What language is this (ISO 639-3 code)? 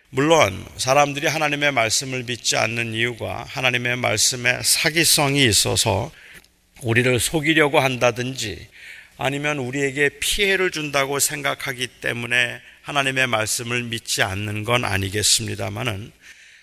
kor